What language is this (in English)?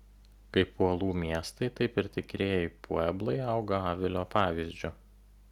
Lithuanian